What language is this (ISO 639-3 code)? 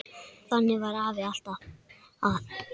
isl